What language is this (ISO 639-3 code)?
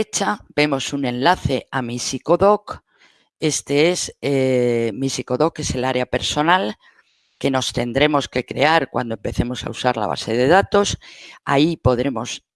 spa